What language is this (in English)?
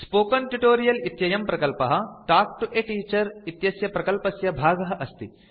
Sanskrit